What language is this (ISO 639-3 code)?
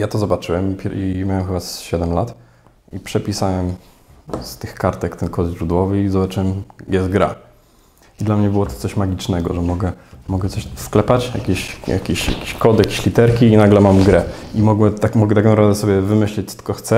pol